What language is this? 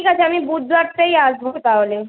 Bangla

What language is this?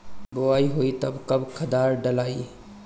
Bhojpuri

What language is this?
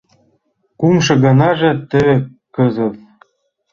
Mari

